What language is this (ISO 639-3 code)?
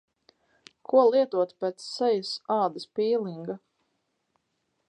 lav